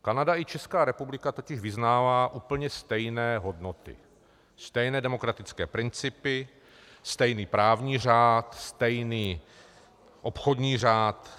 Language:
Czech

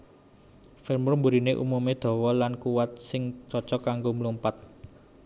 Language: Javanese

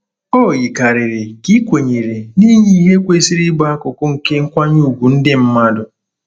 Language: Igbo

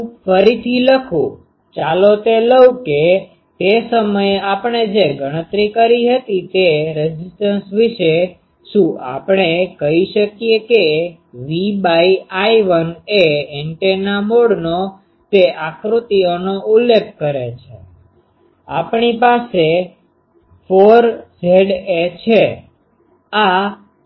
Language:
Gujarati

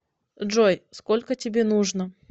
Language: Russian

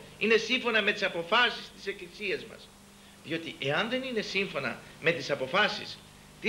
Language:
Greek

